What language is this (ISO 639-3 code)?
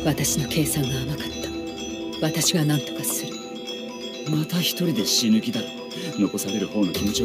jpn